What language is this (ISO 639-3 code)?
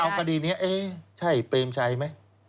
tha